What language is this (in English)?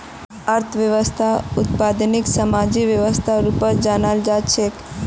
Magahi